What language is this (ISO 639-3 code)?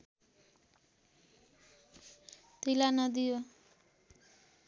nep